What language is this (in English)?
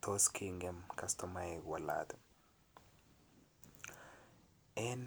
Kalenjin